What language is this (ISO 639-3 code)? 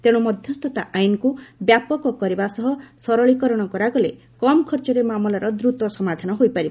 ori